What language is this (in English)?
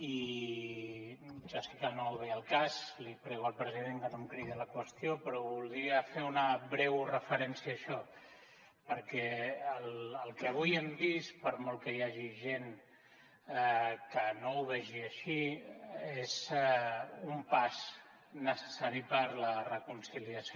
Catalan